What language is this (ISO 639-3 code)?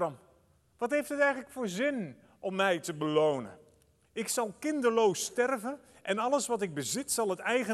nld